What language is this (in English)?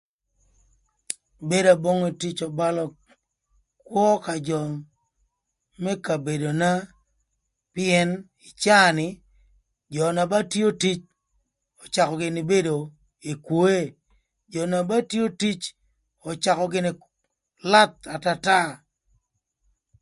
Thur